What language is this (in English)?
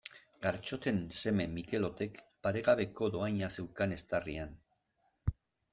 Basque